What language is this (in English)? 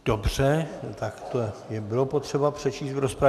Czech